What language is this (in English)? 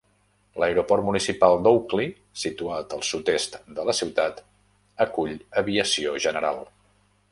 Catalan